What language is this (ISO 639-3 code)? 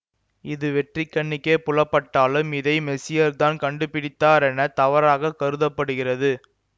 tam